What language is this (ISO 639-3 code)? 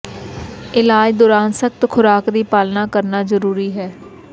pan